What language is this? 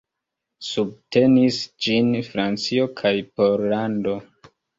Esperanto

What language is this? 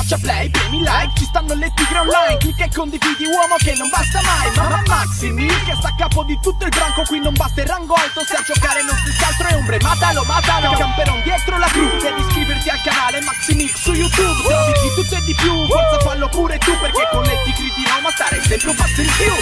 Italian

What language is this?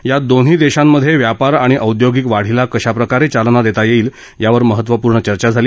Marathi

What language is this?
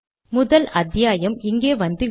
Tamil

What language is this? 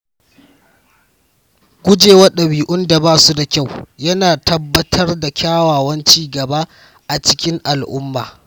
Hausa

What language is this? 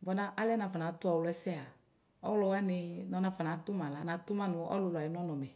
Ikposo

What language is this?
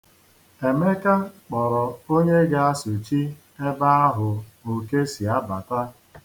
Igbo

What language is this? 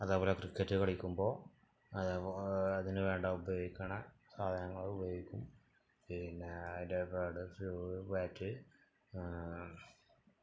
Malayalam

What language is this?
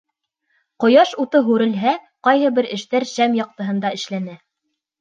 Bashkir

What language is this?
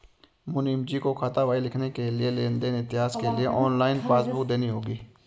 Hindi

